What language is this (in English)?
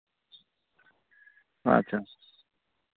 Santali